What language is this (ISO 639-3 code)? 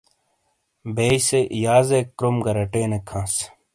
scl